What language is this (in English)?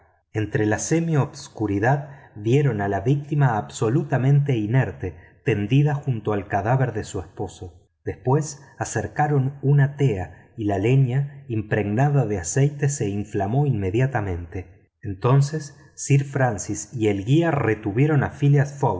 Spanish